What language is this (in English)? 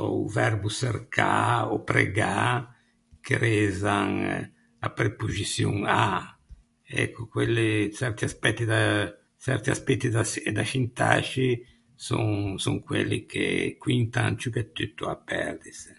Ligurian